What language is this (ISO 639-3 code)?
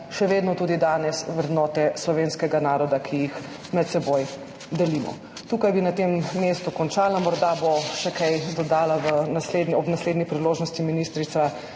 slv